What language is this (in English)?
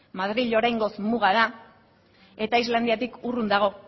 Basque